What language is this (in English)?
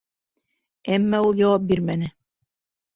Bashkir